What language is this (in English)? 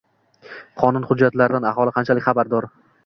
Uzbek